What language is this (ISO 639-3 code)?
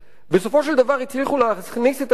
heb